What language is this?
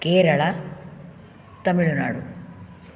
Sanskrit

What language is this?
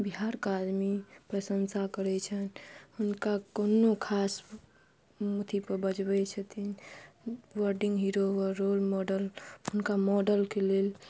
Maithili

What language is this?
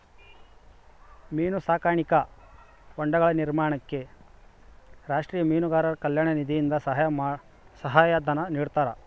Kannada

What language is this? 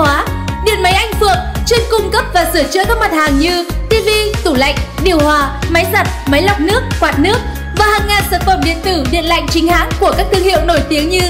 Vietnamese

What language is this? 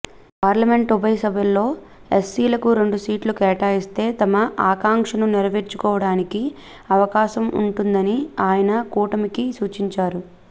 Telugu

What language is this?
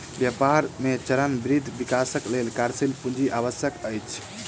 Maithili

